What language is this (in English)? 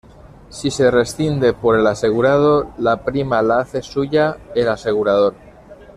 Spanish